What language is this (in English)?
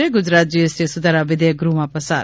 Gujarati